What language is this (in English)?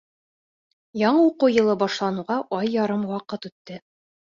Bashkir